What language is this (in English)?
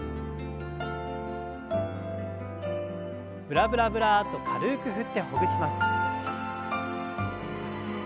Japanese